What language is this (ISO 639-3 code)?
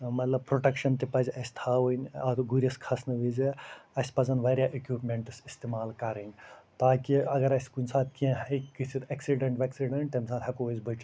kas